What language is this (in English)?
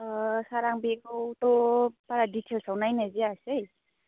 Bodo